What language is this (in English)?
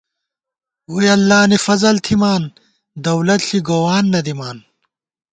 Gawar-Bati